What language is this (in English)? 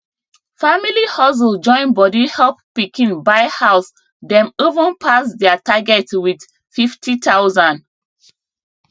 Nigerian Pidgin